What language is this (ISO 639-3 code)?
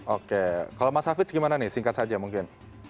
ind